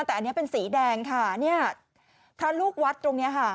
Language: Thai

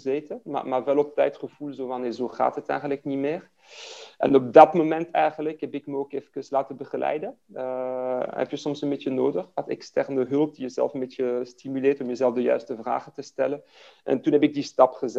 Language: Dutch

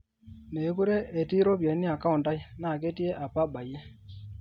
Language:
Masai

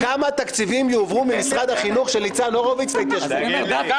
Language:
Hebrew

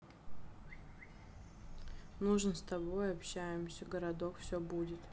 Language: Russian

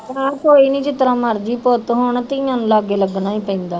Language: Punjabi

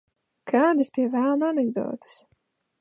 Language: Latvian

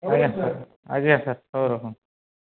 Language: Odia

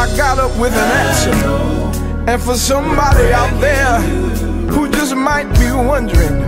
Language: English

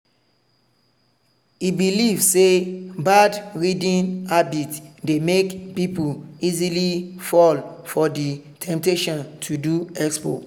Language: Nigerian Pidgin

